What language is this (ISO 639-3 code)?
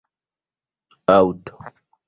epo